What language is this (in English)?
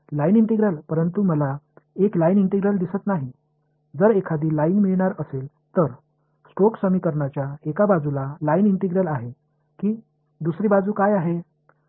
Marathi